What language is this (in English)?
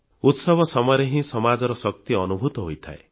Odia